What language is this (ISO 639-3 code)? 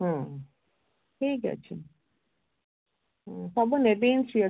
ori